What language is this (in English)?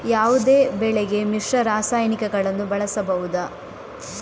Kannada